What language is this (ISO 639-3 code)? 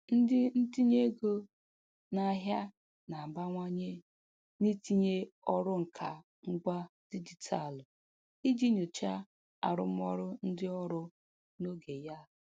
ibo